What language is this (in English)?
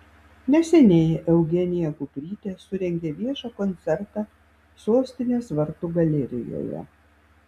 Lithuanian